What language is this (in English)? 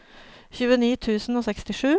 Norwegian